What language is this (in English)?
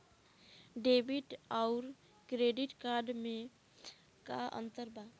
Bhojpuri